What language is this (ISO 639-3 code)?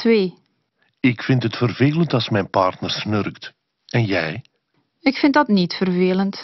nld